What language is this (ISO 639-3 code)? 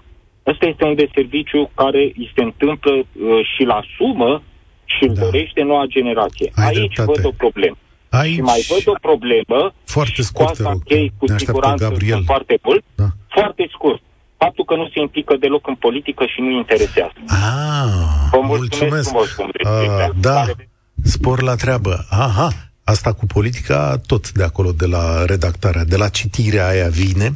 ron